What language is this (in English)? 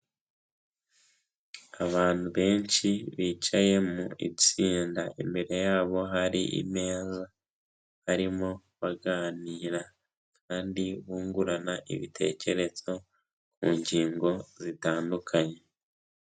Kinyarwanda